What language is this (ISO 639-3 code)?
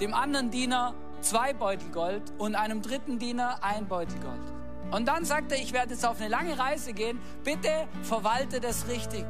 deu